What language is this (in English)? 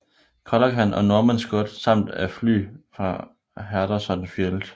Danish